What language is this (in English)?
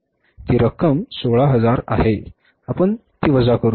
Marathi